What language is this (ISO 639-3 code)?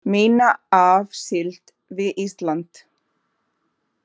isl